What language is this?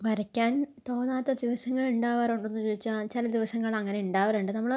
Malayalam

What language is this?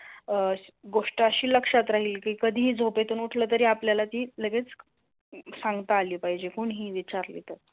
Marathi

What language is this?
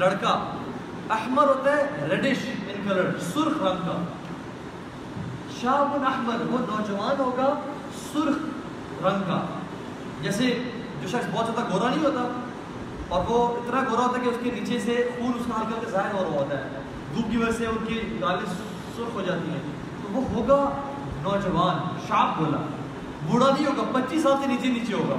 Urdu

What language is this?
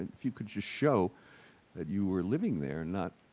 English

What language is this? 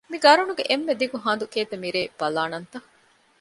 Divehi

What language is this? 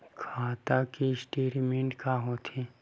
Chhattisgarhi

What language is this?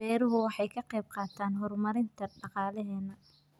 Somali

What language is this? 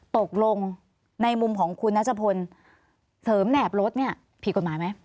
Thai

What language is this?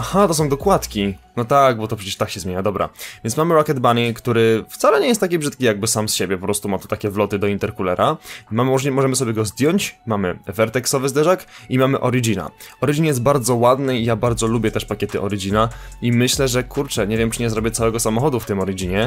Polish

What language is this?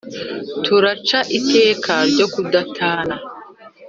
Kinyarwanda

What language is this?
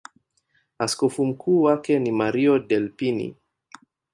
Swahili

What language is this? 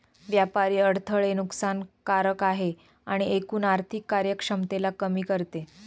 Marathi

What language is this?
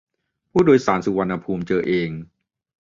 Thai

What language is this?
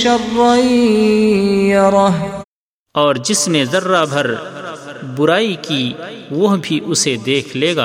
Urdu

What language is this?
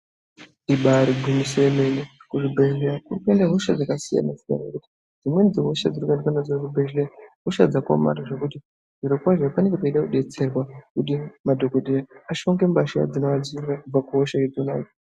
Ndau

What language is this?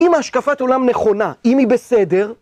Hebrew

